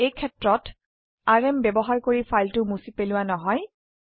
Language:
Assamese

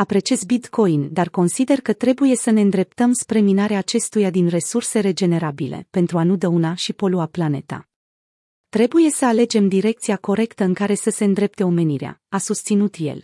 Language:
Romanian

